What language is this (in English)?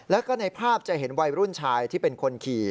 Thai